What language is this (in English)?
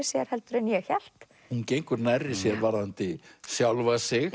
Icelandic